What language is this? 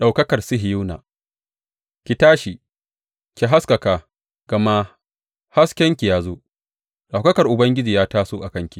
Hausa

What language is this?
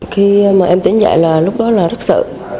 Vietnamese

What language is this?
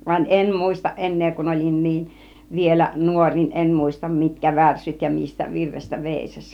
Finnish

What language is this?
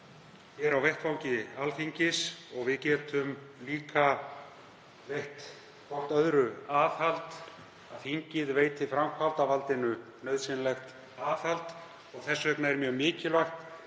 Icelandic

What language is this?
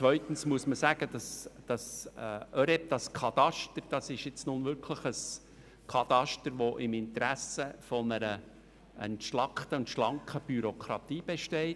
Swiss German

